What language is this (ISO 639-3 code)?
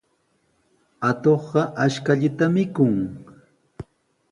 qws